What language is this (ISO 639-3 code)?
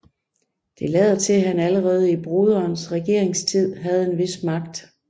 dan